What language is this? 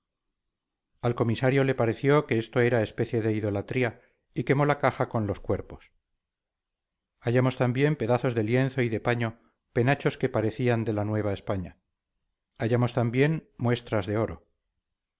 Spanish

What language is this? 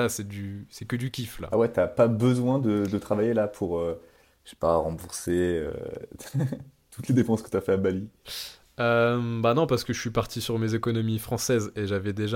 French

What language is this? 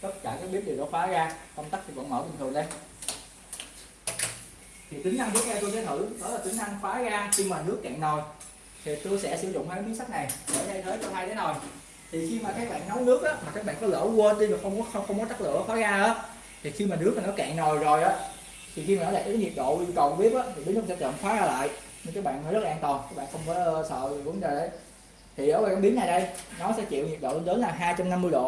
Vietnamese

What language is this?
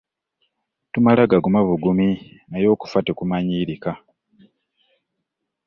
Ganda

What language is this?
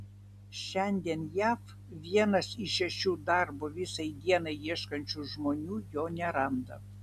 Lithuanian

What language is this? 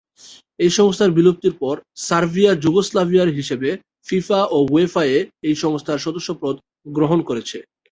Bangla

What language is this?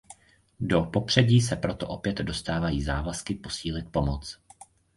Czech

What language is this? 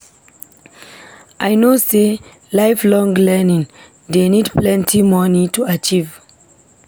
Nigerian Pidgin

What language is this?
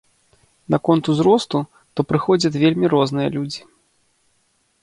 Belarusian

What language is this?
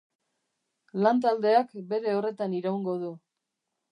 Basque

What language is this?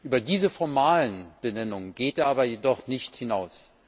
German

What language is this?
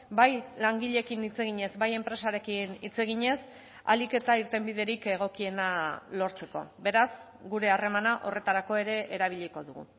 Basque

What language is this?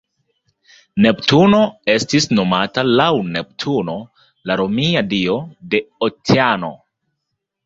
Esperanto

